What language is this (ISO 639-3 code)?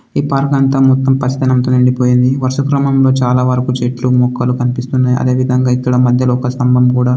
tel